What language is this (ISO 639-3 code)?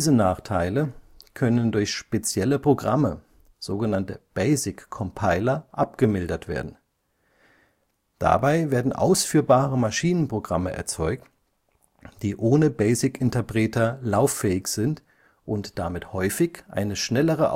deu